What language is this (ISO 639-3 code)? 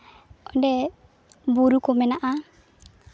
sat